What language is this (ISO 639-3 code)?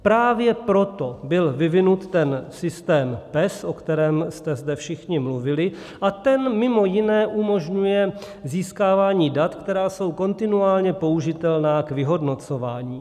ces